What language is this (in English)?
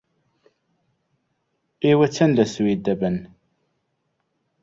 Central Kurdish